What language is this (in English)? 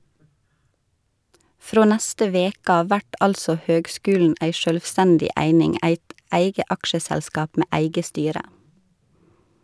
Norwegian